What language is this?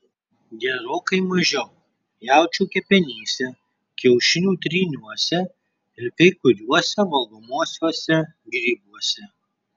Lithuanian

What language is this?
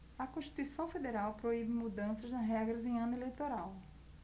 Portuguese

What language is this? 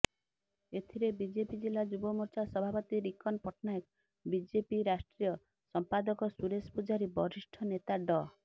Odia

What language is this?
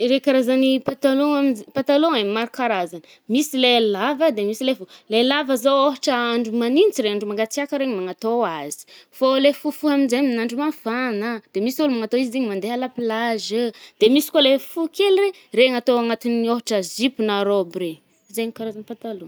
Northern Betsimisaraka Malagasy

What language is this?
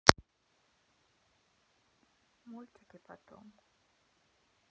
Russian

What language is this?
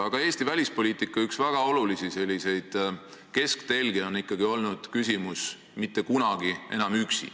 Estonian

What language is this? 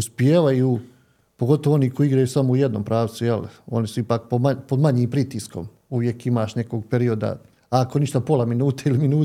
Croatian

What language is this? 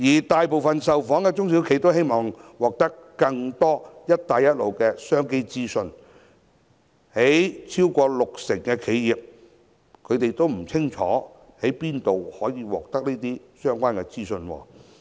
Cantonese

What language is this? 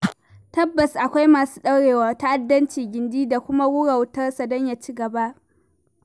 Hausa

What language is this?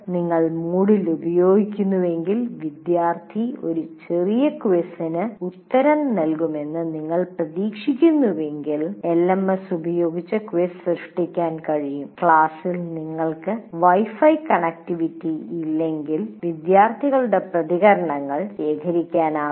Malayalam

